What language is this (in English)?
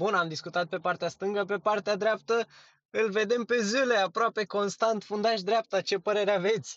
Romanian